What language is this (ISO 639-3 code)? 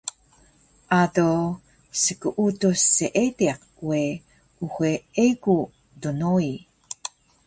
trv